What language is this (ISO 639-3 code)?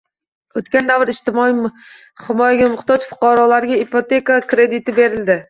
uzb